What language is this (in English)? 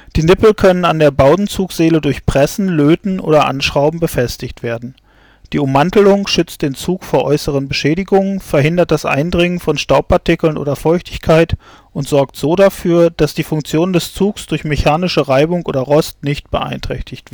German